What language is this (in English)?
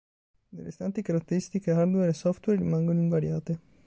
Italian